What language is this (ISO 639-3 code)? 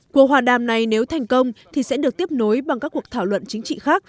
vie